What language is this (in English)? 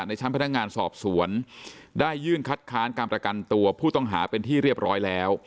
Thai